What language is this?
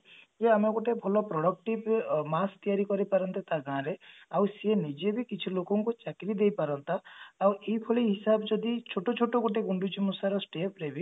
Odia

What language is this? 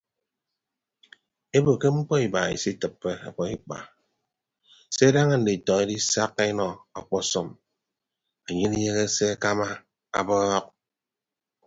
Ibibio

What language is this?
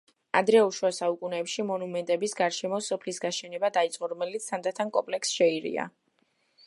Georgian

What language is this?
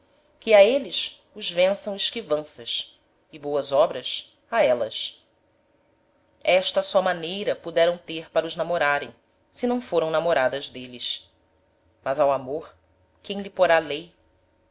Portuguese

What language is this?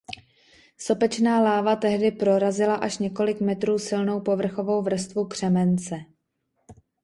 Czech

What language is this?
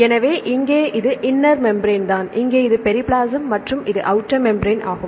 Tamil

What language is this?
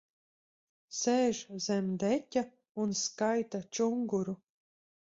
Latvian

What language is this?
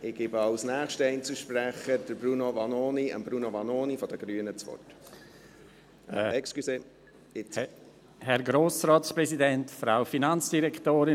Swiss German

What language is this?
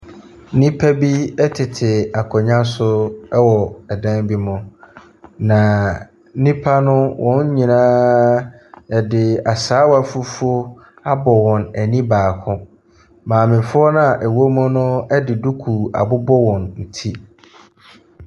Akan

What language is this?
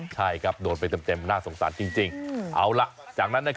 Thai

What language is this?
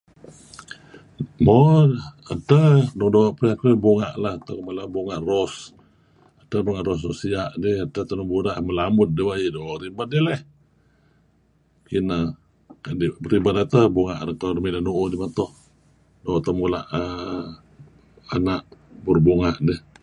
Kelabit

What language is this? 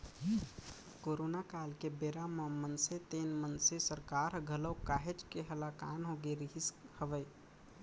Chhattisgarhi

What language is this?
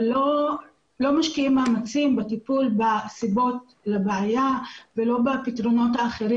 Hebrew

